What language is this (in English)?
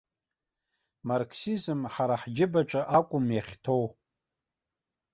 Abkhazian